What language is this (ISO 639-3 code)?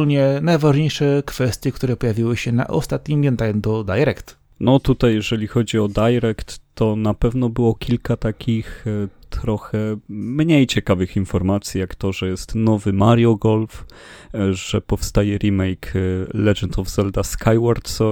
pol